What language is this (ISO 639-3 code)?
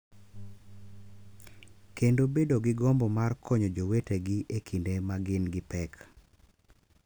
luo